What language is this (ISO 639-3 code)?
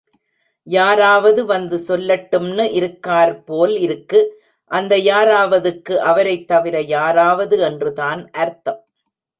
tam